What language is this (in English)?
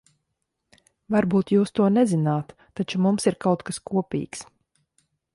Latvian